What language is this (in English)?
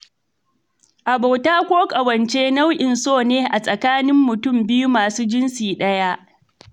Hausa